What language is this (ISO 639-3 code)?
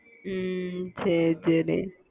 tam